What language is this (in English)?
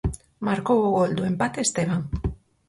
Galician